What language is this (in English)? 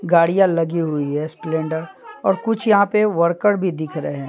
Hindi